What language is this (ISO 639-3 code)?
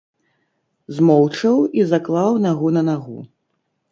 bel